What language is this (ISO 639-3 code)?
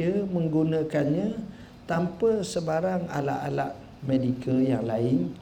msa